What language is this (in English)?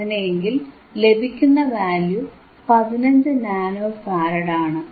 Malayalam